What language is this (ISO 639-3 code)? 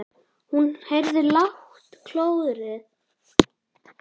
isl